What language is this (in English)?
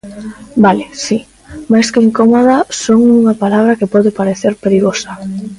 Galician